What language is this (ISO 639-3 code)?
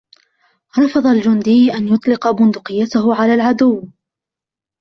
ara